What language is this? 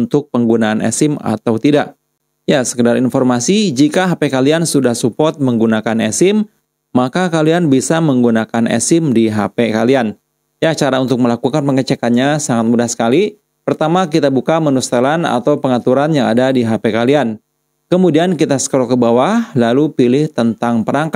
Indonesian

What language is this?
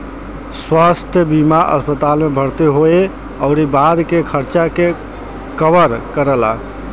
Bhojpuri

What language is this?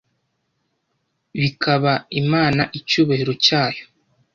Kinyarwanda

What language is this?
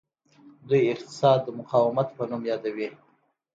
Pashto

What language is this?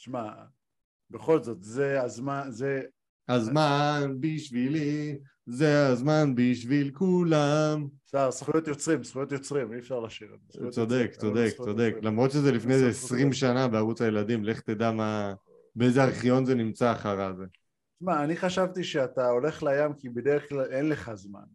Hebrew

